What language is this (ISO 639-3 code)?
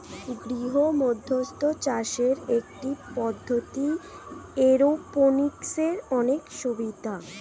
ben